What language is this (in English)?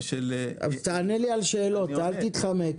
Hebrew